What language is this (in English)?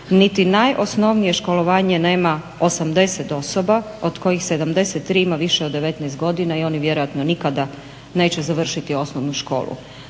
Croatian